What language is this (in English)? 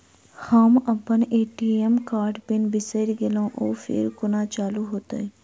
Maithili